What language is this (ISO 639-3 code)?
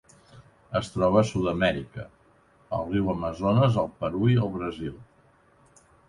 cat